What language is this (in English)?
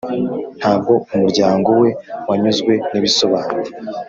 Kinyarwanda